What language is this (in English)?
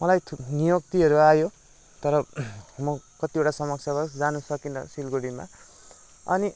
Nepali